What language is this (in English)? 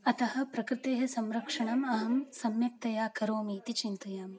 Sanskrit